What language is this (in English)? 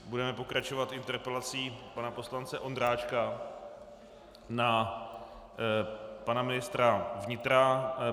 Czech